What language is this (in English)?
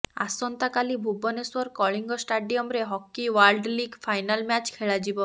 Odia